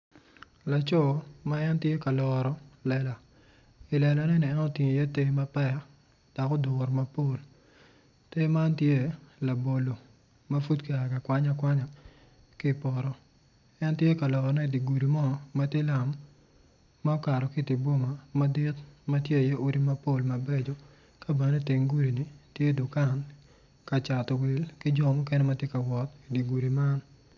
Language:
Acoli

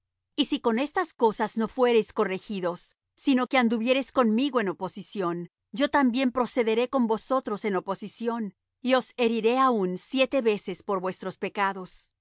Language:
Spanish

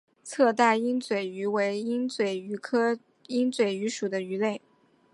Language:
Chinese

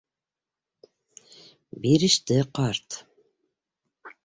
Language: Bashkir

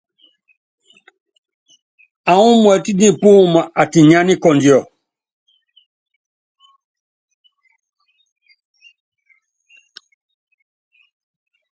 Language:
Yangben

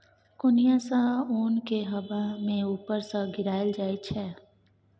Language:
Maithili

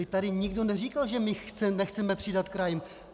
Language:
Czech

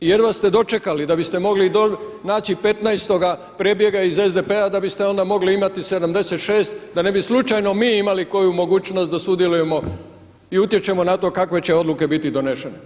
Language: Croatian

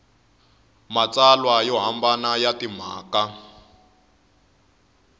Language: Tsonga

